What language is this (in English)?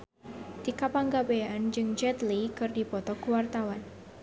Sundanese